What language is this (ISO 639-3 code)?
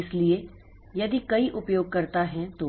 hin